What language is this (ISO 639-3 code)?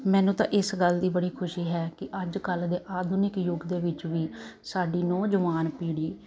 pan